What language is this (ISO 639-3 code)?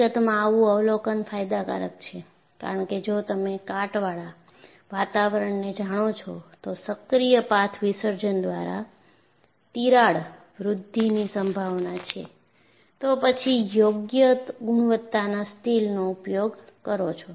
guj